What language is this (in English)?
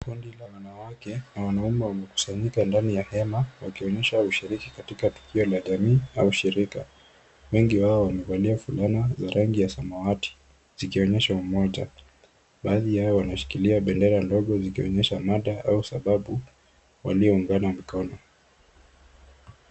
Swahili